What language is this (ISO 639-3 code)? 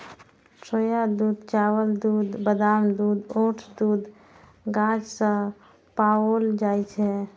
mai